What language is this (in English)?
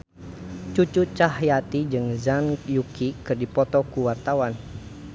Sundanese